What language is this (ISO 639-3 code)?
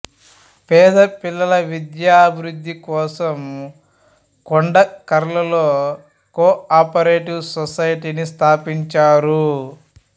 tel